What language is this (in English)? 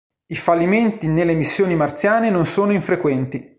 Italian